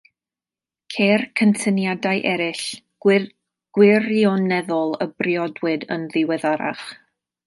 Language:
Welsh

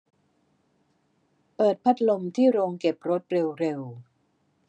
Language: Thai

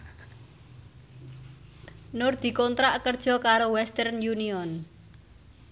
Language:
Javanese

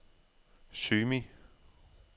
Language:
Danish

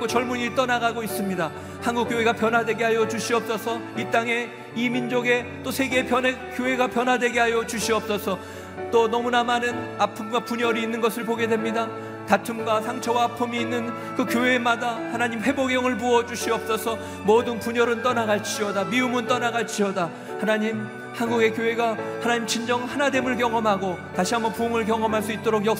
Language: Korean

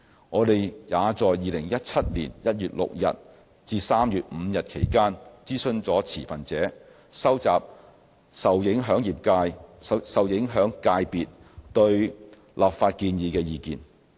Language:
Cantonese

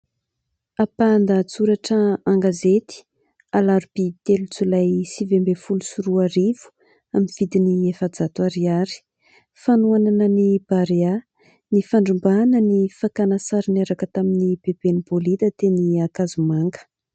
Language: Malagasy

